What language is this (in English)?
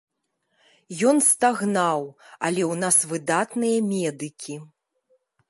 Belarusian